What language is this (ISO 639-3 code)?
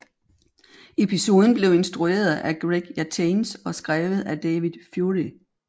dan